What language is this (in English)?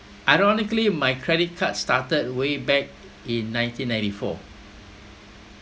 English